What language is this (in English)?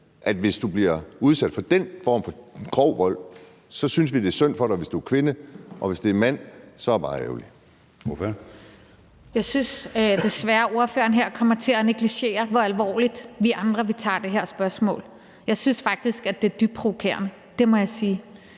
Danish